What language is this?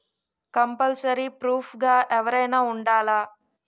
Telugu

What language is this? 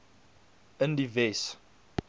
Afrikaans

